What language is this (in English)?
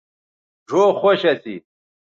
Bateri